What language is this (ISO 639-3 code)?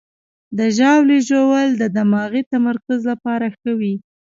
pus